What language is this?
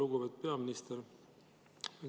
Estonian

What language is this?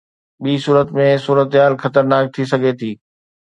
Sindhi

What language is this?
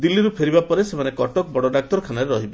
Odia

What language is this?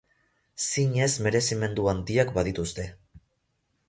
Basque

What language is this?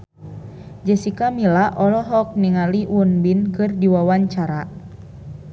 Sundanese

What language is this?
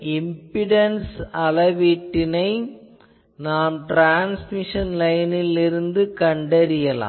Tamil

